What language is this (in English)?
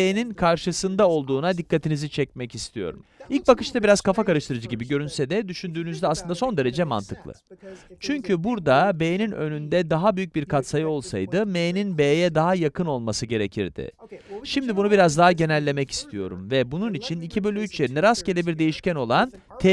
Turkish